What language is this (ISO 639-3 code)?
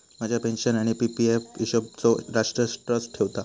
mar